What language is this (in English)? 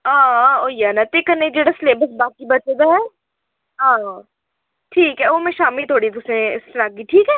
Dogri